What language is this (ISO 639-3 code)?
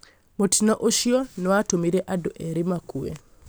kik